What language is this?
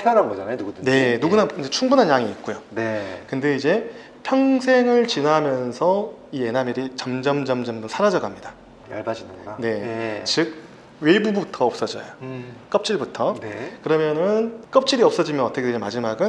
Korean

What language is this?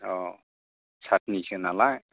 Bodo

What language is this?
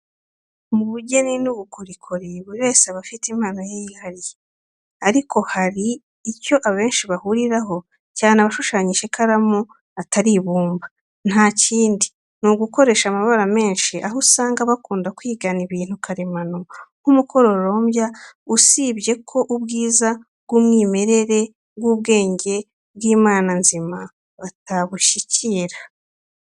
Kinyarwanda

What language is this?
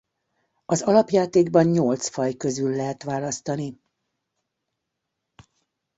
Hungarian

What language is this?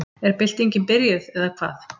Icelandic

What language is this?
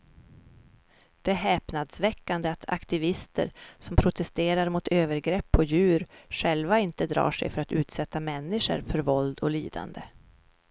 Swedish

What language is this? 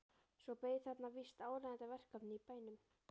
Icelandic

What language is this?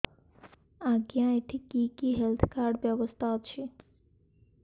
Odia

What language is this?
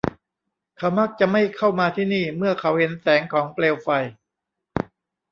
Thai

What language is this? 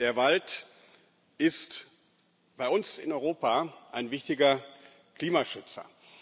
German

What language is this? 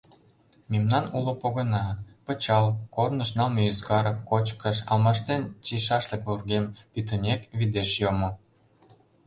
Mari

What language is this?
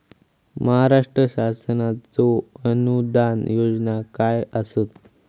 Marathi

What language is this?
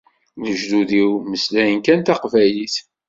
Kabyle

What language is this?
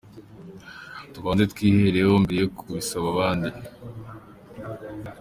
Kinyarwanda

